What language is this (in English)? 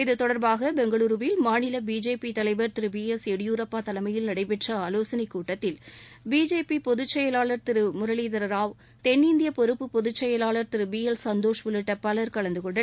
Tamil